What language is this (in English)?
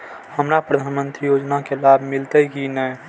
Maithili